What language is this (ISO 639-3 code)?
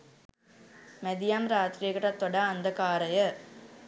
sin